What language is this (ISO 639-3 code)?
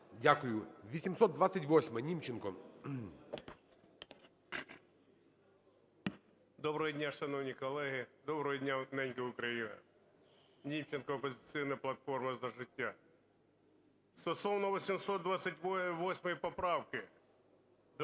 ukr